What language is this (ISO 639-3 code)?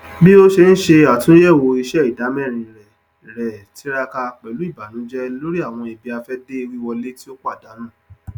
yor